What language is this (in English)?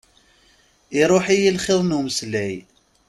Kabyle